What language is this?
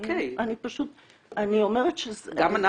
Hebrew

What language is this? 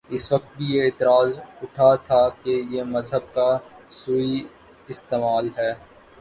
Urdu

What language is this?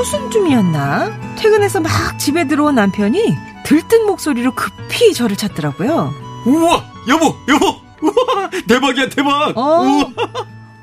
Korean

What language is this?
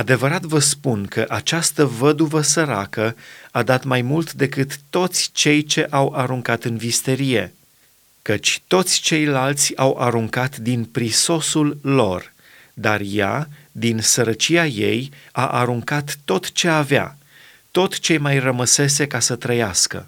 Romanian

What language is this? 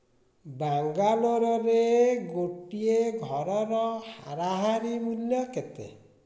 Odia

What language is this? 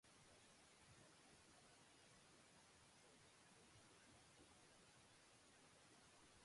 Basque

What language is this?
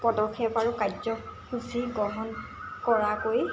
Assamese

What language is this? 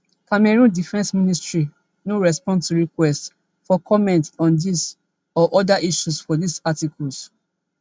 Nigerian Pidgin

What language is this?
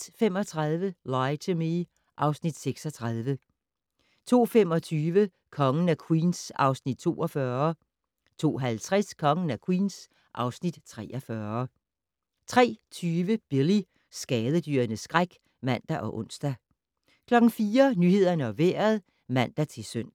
Danish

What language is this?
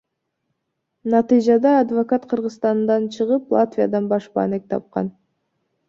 Kyrgyz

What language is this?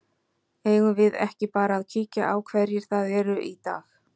Icelandic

